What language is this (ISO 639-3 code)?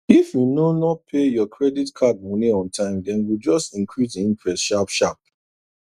pcm